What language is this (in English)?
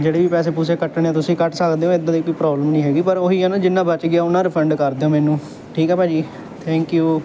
Punjabi